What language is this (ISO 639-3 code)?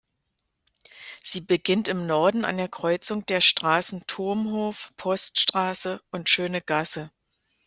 deu